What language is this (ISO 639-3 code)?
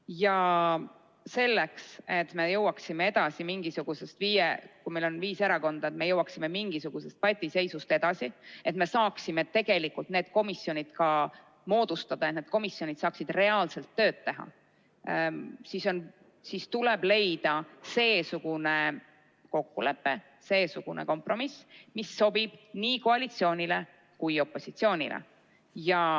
est